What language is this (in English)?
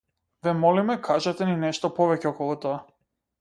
Macedonian